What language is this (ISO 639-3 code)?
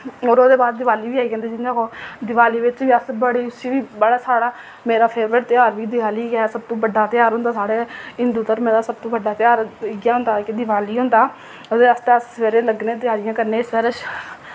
doi